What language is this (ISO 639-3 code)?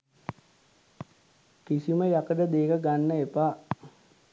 sin